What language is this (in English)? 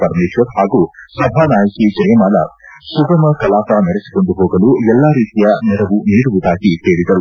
Kannada